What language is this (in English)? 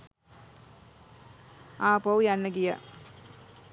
Sinhala